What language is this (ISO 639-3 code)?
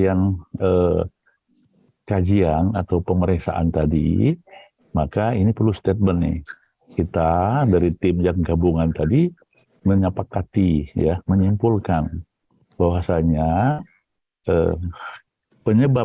ind